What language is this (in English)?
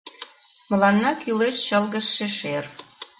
Mari